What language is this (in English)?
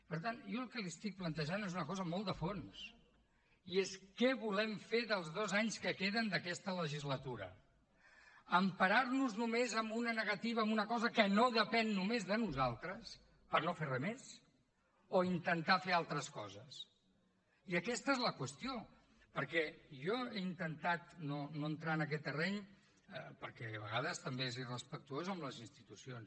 Catalan